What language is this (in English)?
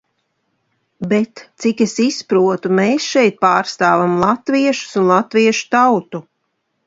Latvian